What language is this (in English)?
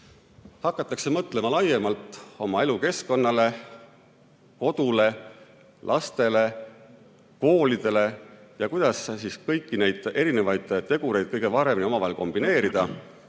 Estonian